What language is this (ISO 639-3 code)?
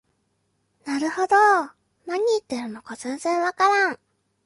jpn